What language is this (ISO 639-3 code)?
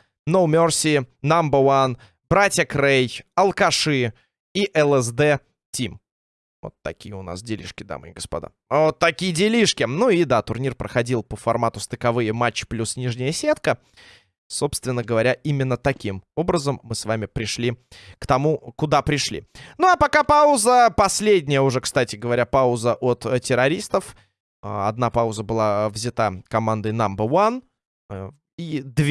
rus